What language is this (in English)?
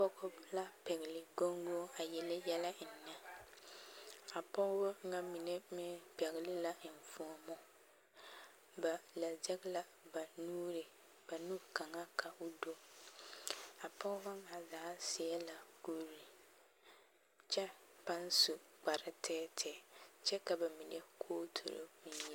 Southern Dagaare